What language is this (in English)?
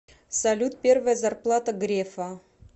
Russian